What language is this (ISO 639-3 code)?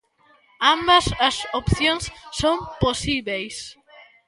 glg